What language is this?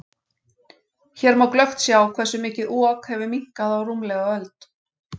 Icelandic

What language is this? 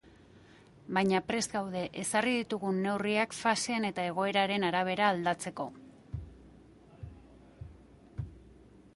Basque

